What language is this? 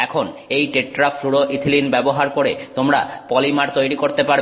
Bangla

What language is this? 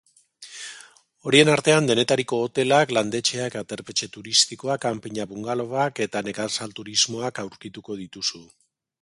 Basque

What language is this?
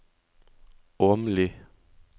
Norwegian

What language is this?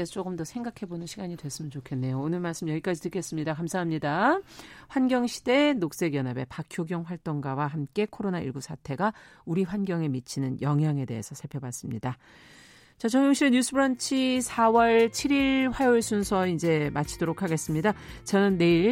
Korean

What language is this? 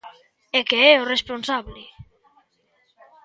Galician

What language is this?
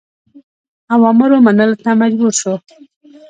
Pashto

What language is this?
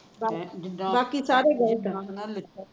Punjabi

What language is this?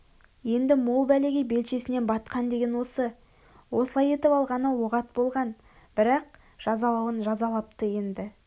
Kazakh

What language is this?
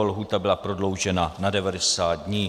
Czech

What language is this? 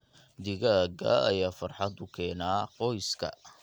Somali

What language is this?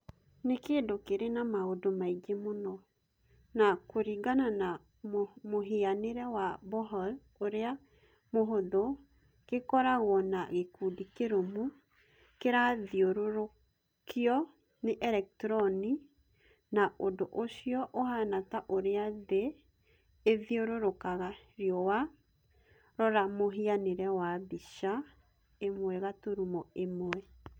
Kikuyu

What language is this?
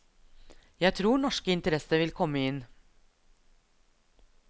Norwegian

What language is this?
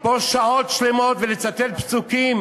Hebrew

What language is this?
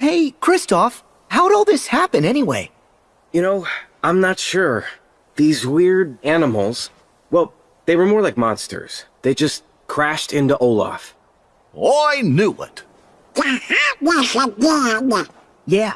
English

